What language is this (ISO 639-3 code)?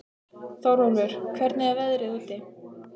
isl